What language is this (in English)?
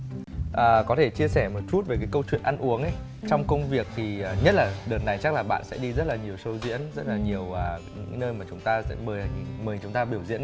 Vietnamese